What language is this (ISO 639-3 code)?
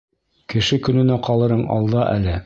bak